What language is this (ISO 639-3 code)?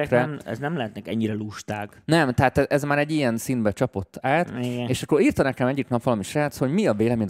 hun